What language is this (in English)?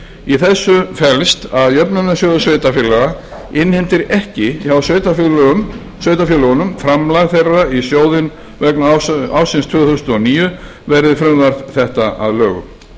Icelandic